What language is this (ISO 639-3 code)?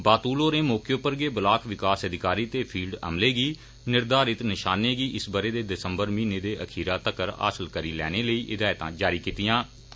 doi